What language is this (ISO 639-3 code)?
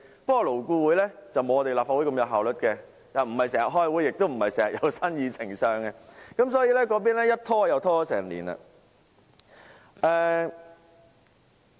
yue